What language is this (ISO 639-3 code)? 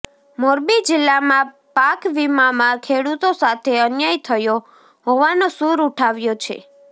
guj